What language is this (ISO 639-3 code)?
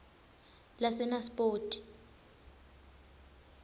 ssw